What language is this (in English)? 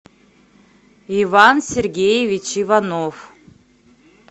Russian